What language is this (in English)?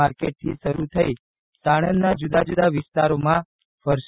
Gujarati